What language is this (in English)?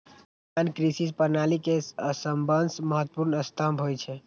Maithili